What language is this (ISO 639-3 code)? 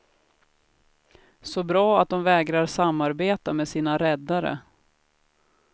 swe